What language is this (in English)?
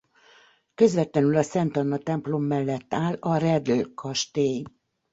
Hungarian